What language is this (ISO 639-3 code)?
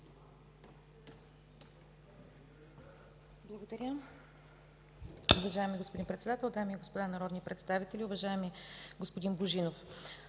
bul